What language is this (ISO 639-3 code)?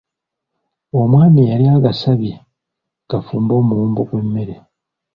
lug